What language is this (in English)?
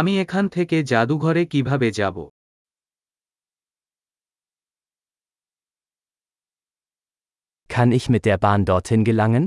German